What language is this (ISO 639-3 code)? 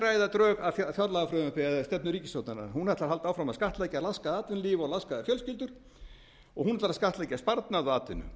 isl